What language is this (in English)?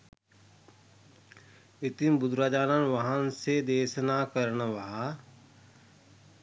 Sinhala